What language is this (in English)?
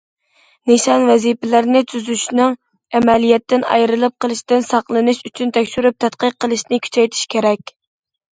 Uyghur